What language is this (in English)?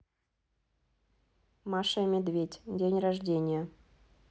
Russian